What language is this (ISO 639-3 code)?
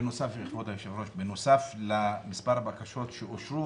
heb